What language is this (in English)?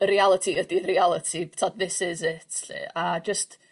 Welsh